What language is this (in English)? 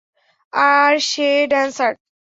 Bangla